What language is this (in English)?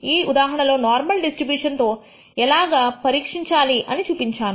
Telugu